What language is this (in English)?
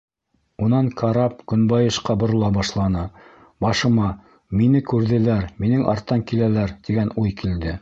Bashkir